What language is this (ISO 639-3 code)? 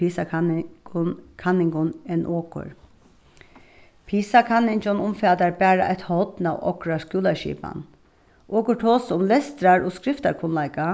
fao